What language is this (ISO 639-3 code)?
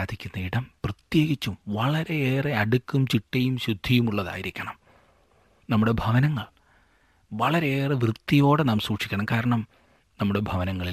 mal